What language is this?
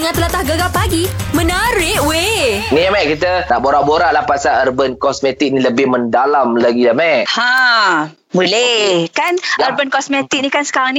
Malay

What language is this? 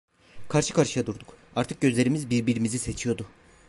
Turkish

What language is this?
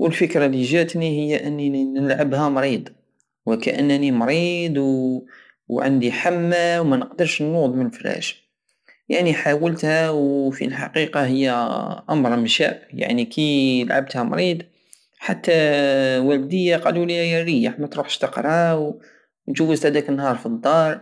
Algerian Saharan Arabic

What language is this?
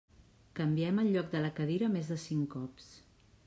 Catalan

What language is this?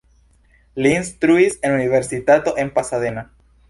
Esperanto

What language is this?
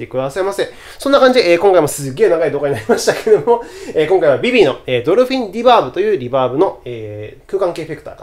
Japanese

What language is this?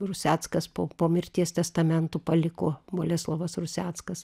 Lithuanian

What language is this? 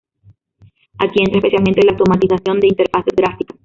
Spanish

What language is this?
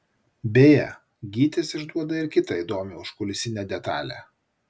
Lithuanian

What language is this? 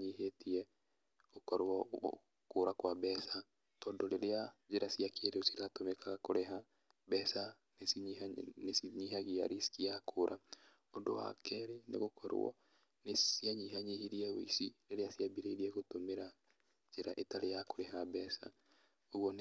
Kikuyu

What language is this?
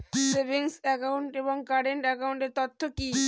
Bangla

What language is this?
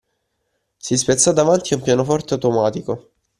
Italian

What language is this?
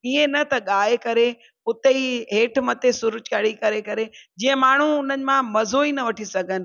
Sindhi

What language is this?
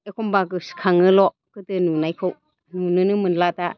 Bodo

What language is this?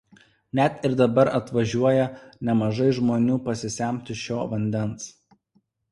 Lithuanian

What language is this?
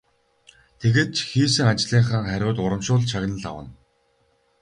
Mongolian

